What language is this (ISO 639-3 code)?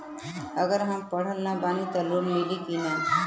bho